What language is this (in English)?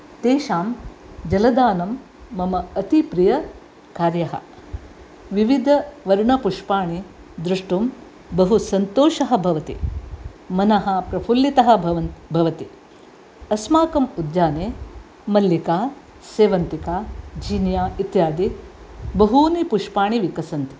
Sanskrit